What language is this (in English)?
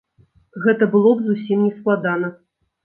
Belarusian